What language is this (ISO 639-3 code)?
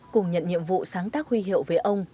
vie